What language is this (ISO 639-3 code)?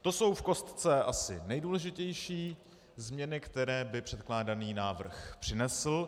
ces